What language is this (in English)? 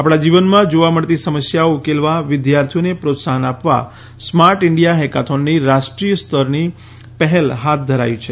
Gujarati